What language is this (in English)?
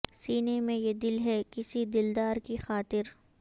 Urdu